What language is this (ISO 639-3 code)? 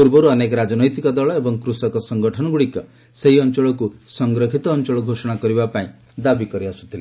ori